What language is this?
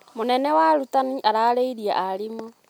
Kikuyu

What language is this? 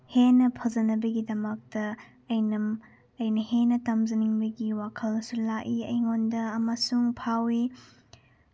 Manipuri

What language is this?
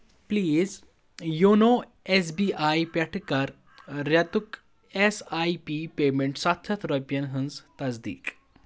Kashmiri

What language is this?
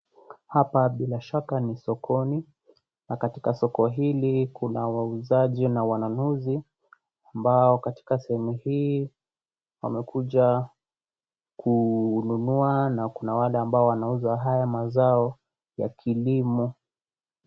Swahili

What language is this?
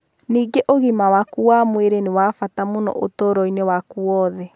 Kikuyu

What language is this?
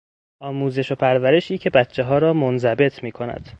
Persian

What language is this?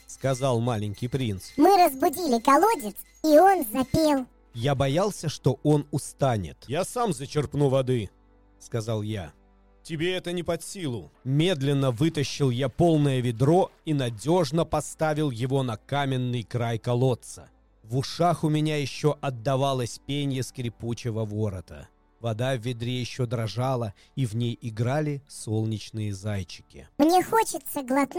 Russian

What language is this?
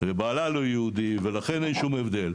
Hebrew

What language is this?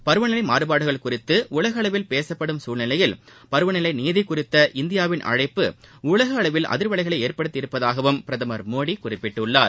Tamil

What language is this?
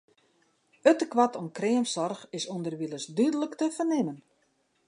Western Frisian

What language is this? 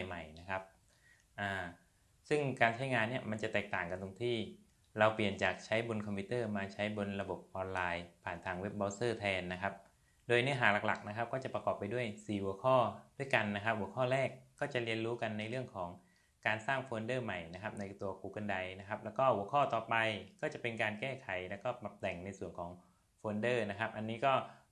Thai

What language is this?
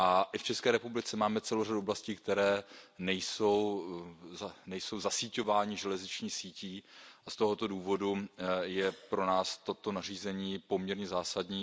Czech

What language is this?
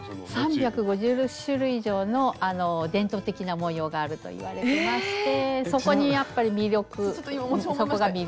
Japanese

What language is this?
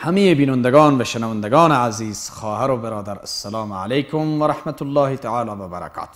Persian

